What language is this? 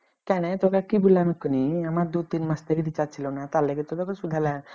Bangla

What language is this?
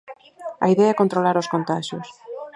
Galician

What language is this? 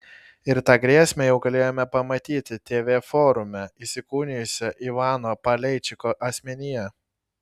Lithuanian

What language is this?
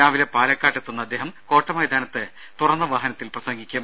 Malayalam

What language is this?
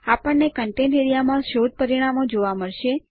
Gujarati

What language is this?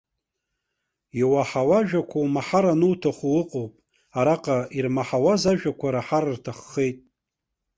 Abkhazian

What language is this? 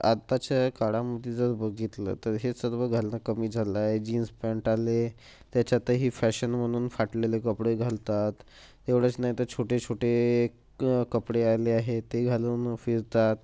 Marathi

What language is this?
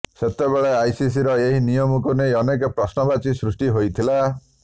Odia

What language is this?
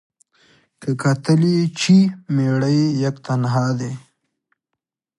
Pashto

